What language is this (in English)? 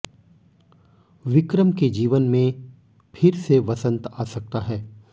Hindi